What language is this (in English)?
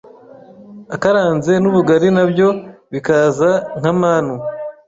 Kinyarwanda